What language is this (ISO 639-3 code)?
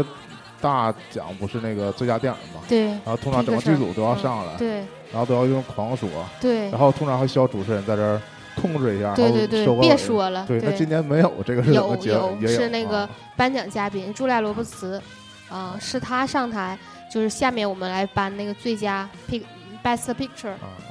zho